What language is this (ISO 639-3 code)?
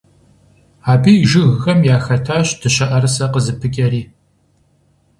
kbd